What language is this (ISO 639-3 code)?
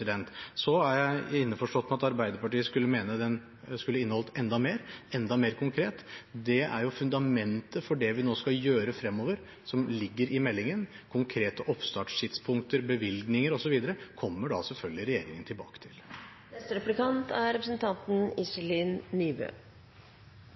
nob